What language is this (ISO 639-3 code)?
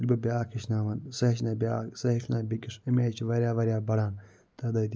kas